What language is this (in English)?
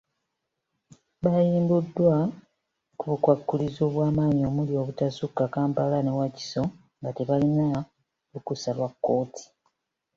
Ganda